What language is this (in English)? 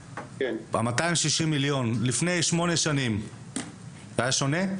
Hebrew